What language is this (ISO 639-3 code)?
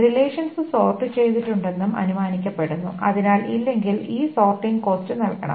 mal